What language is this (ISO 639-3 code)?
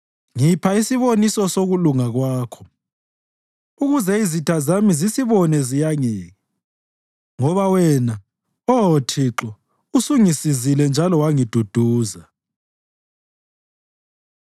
nde